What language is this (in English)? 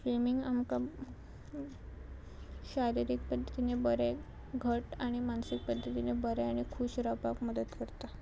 Konkani